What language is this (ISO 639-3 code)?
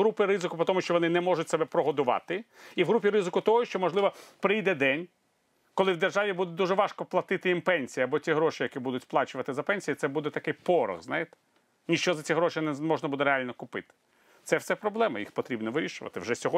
ukr